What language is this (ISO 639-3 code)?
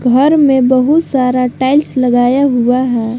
hin